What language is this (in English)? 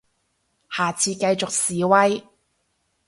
Cantonese